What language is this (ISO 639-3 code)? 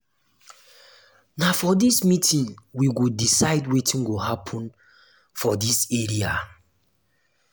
pcm